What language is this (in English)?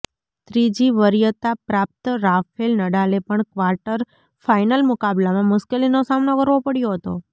Gujarati